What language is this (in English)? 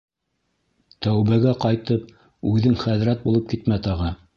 Bashkir